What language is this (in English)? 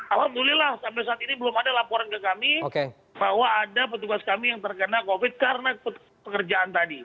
Indonesian